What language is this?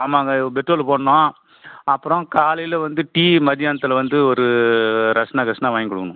Tamil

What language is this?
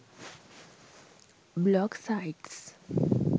Sinhala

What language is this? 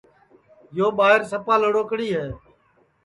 Sansi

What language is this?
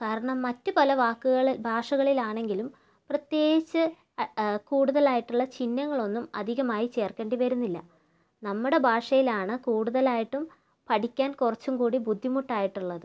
Malayalam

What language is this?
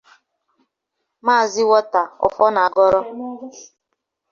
Igbo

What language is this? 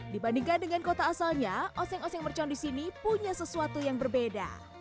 Indonesian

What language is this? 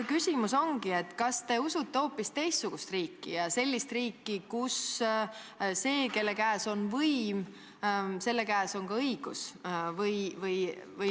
Estonian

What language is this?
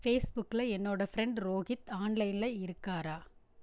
Tamil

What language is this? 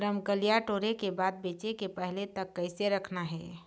Chhattisgarhi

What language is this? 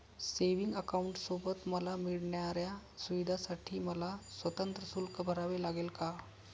Marathi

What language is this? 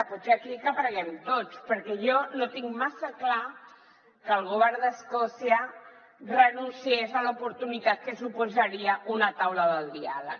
Catalan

